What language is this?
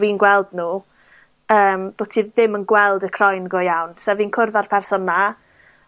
Welsh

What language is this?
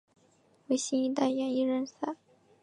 Chinese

